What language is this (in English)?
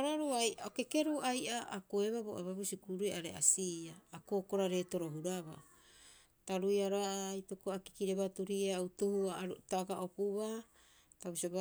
Rapoisi